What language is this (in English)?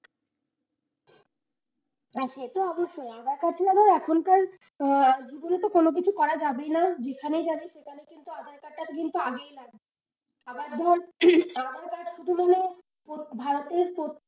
Bangla